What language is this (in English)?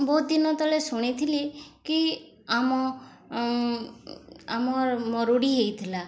Odia